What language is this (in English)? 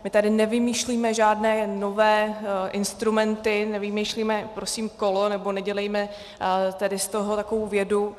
Czech